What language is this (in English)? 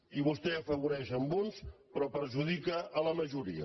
Catalan